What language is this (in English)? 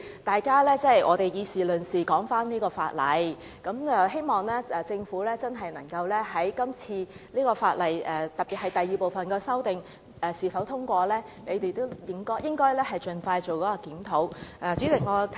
Cantonese